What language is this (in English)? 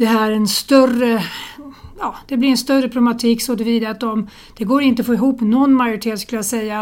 Swedish